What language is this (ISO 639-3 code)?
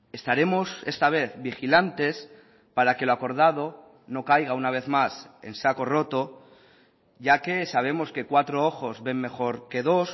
spa